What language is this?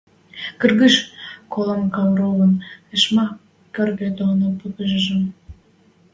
Western Mari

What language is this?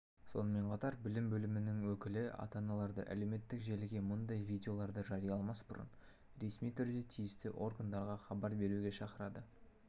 Kazakh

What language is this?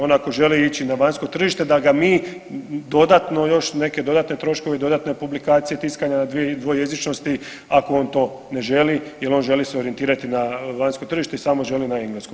Croatian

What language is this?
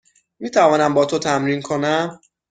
Persian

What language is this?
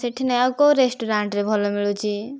Odia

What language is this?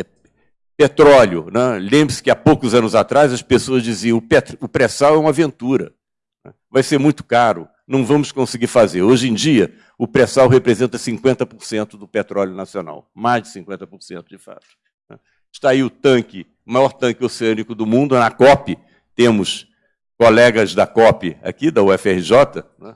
Portuguese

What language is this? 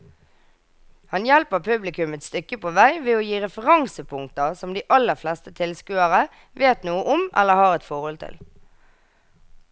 Norwegian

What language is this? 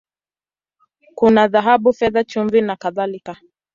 Swahili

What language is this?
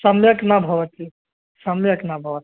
Sanskrit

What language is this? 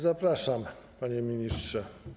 Polish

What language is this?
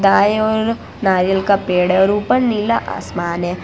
Hindi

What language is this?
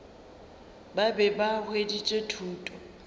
Northern Sotho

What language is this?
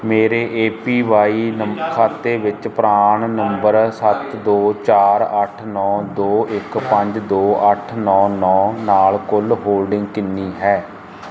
Punjabi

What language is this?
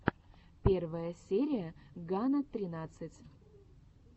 Russian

